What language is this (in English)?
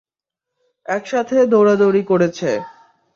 Bangla